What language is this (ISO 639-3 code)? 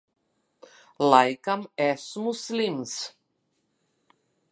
lav